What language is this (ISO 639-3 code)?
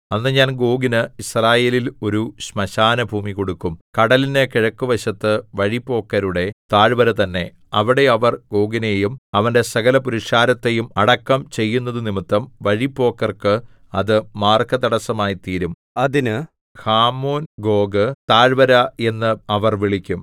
mal